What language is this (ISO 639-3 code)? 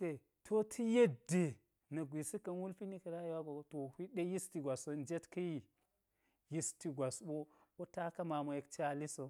gyz